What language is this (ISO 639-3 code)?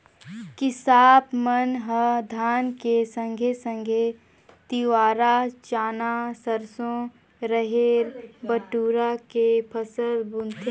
hne